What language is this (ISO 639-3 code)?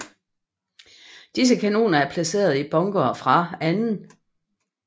dan